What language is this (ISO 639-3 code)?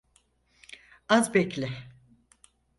tur